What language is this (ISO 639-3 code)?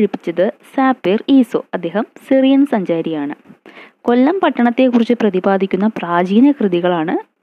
mal